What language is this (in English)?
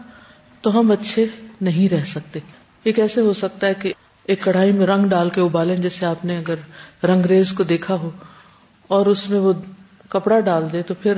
Urdu